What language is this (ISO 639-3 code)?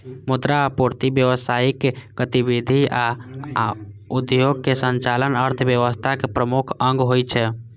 mai